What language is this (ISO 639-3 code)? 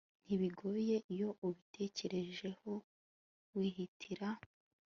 kin